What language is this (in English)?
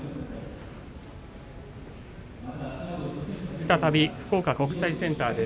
Japanese